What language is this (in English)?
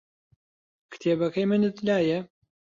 Central Kurdish